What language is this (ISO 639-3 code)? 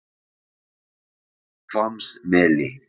isl